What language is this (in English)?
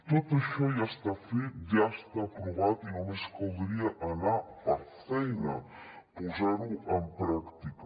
Catalan